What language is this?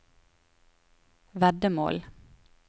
Norwegian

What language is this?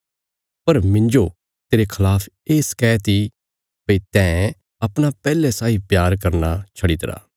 Bilaspuri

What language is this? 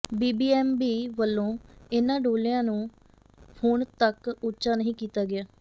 Punjabi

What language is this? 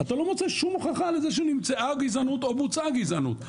Hebrew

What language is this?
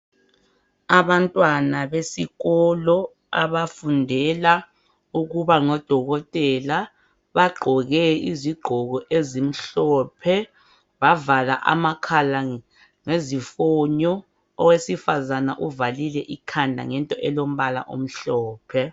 North Ndebele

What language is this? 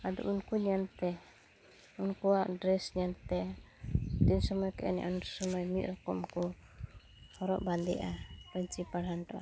Santali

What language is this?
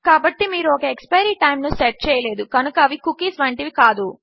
Telugu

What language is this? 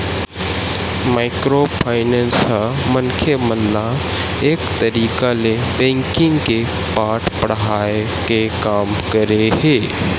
Chhattisgarhi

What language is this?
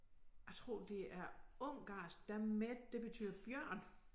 Danish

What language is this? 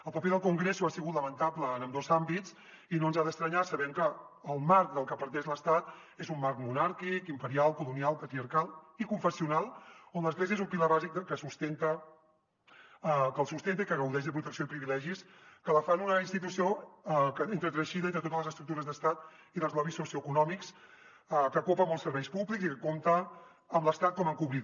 Catalan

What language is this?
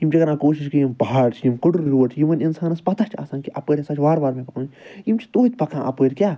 Kashmiri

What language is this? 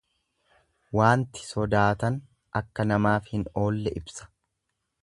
Oromo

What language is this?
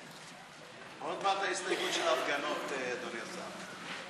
Hebrew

